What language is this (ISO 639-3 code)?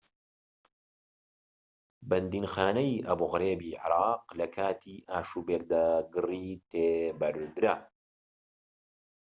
ckb